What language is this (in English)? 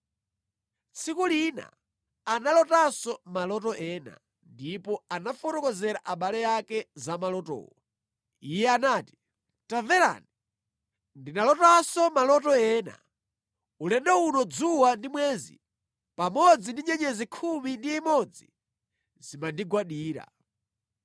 Nyanja